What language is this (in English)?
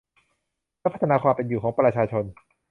Thai